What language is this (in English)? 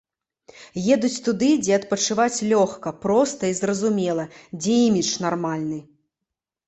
Belarusian